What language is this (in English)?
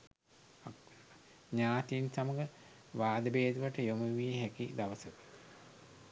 Sinhala